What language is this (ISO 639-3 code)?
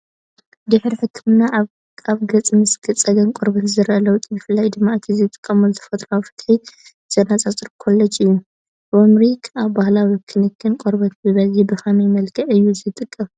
tir